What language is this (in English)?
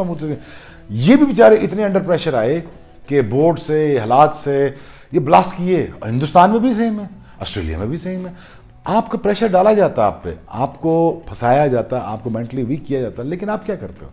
Hindi